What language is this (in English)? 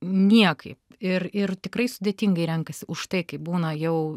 Lithuanian